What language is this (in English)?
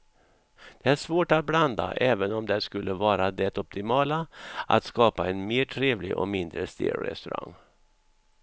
Swedish